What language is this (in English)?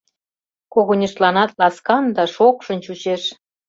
Mari